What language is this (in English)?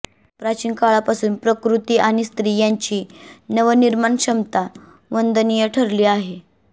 Marathi